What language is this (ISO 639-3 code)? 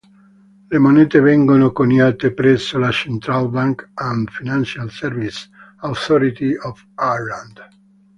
ita